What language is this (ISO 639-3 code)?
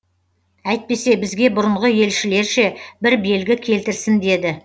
kaz